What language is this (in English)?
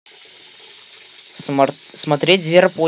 Russian